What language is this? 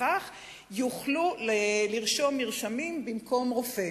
Hebrew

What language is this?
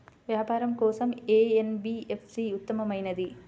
Telugu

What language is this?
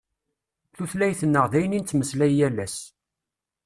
Kabyle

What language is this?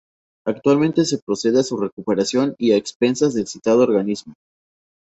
Spanish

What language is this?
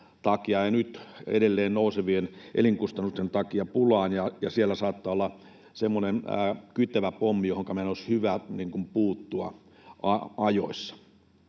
Finnish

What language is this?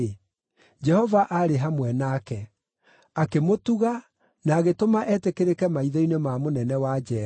Kikuyu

